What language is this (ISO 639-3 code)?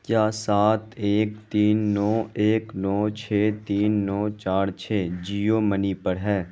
urd